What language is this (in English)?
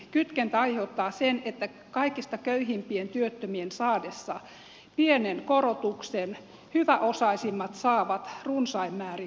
Finnish